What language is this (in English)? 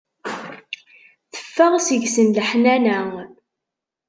Kabyle